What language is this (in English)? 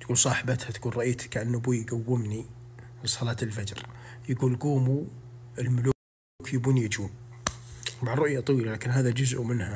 Arabic